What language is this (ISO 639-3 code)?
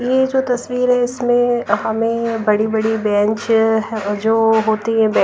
hin